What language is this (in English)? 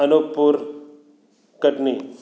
Hindi